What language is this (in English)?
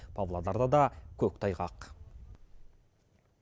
Kazakh